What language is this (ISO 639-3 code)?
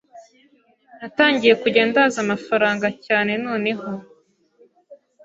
kin